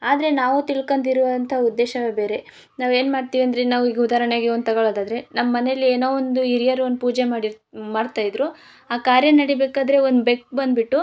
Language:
Kannada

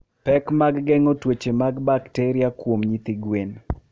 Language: Luo (Kenya and Tanzania)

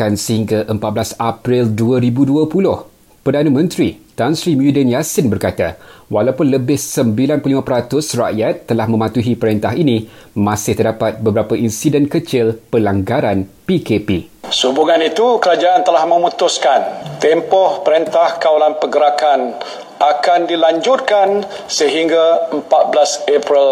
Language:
Malay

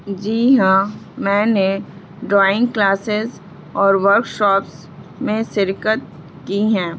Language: Urdu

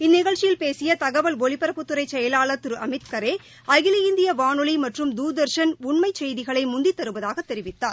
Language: Tamil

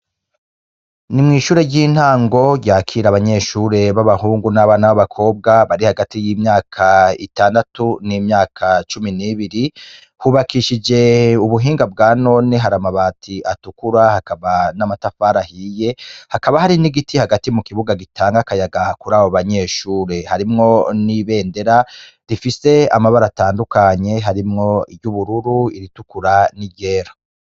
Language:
Rundi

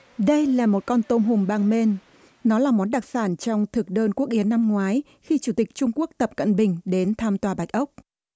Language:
Vietnamese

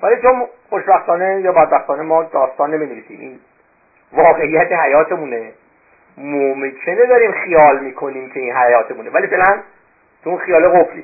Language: Persian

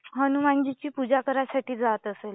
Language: Marathi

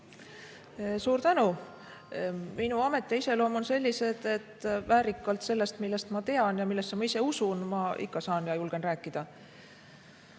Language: Estonian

